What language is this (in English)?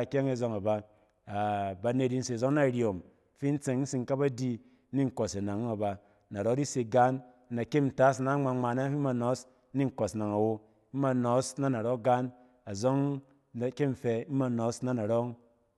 Cen